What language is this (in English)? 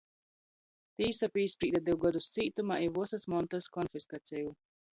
Latgalian